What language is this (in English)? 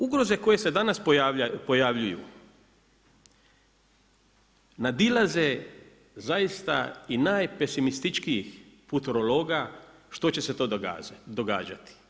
Croatian